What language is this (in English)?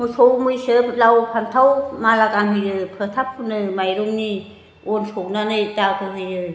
Bodo